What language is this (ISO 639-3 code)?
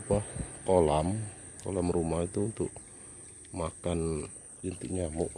ind